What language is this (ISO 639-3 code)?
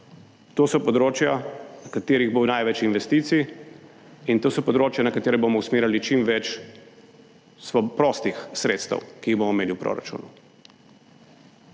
slv